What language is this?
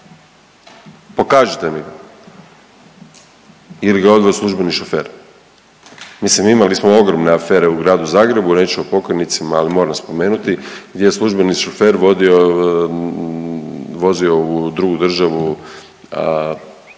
Croatian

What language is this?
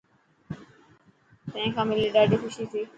Dhatki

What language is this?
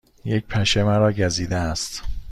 Persian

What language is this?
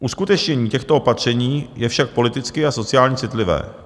Czech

